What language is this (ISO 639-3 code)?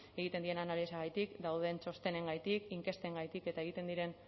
eus